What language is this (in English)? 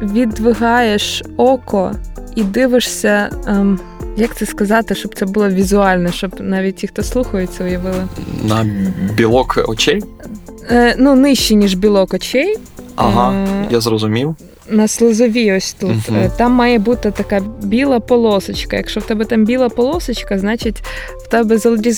Ukrainian